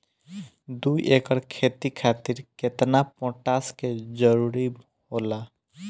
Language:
Bhojpuri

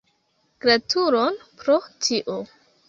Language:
Esperanto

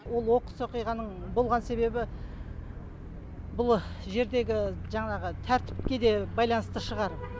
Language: Kazakh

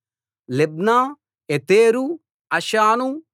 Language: Telugu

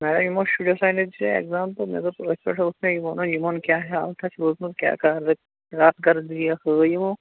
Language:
Kashmiri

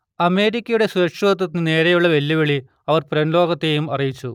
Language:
Malayalam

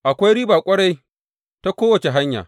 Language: Hausa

